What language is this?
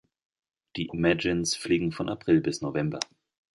German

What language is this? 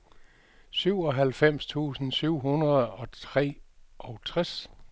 Danish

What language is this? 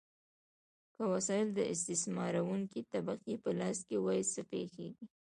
Pashto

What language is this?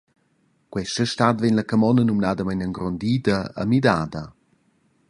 Romansh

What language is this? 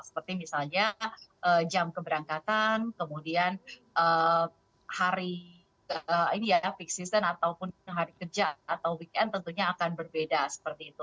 Indonesian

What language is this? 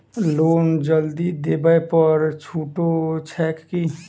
Maithili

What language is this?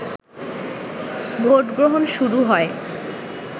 Bangla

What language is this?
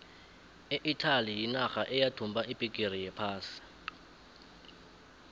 South Ndebele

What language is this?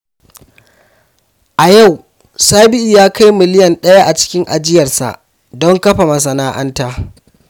Hausa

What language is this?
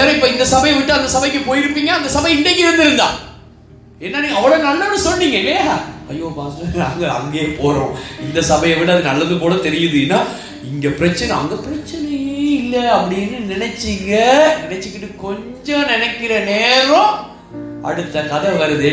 Tamil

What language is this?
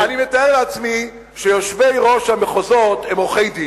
Hebrew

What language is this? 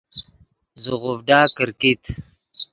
Yidgha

